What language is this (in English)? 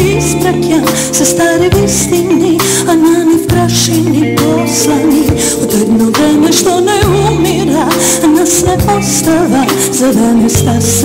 Romanian